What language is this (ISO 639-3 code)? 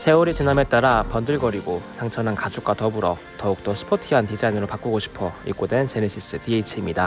kor